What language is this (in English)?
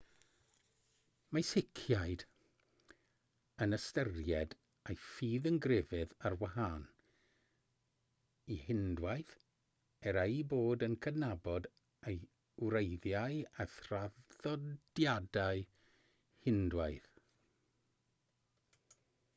Welsh